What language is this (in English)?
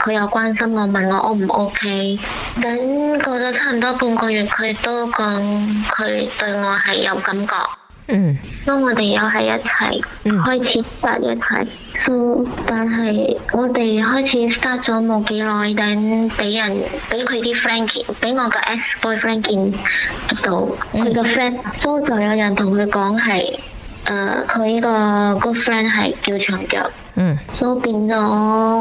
Chinese